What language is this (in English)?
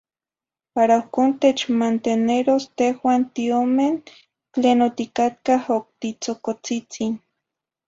Zacatlán-Ahuacatlán-Tepetzintla Nahuatl